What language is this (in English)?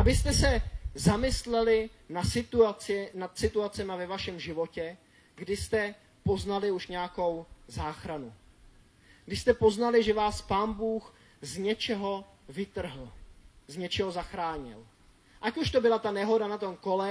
Czech